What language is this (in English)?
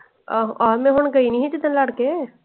Punjabi